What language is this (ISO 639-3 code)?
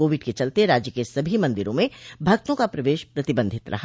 hin